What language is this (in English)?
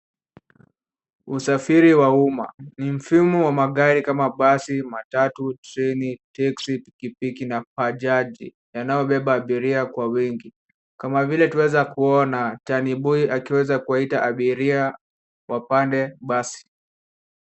Swahili